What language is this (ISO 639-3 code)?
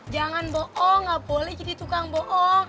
ind